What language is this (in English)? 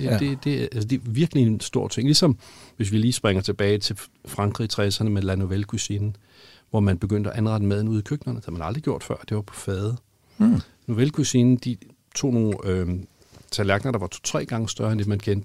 Danish